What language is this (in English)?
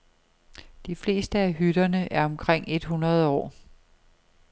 Danish